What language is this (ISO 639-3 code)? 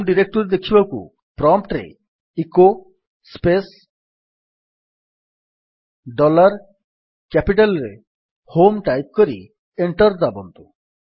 ori